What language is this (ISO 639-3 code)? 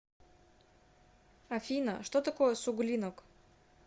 rus